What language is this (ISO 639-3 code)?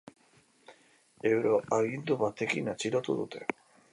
eus